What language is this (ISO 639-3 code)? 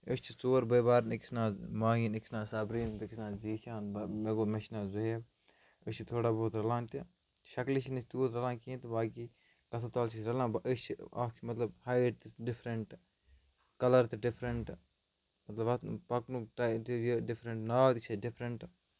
kas